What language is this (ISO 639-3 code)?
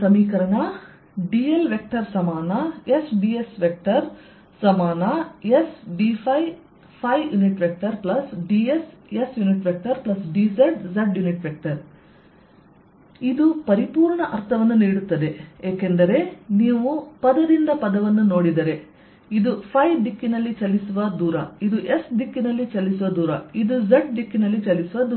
kan